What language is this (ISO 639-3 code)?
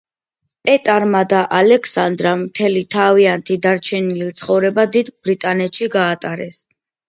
kat